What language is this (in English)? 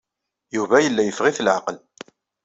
Kabyle